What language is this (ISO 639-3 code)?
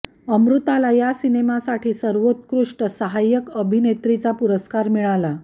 mar